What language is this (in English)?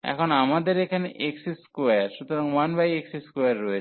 Bangla